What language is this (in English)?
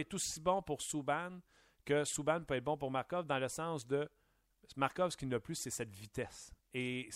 French